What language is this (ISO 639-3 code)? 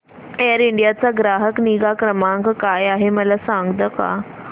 mar